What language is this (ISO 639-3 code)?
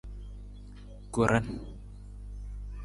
nmz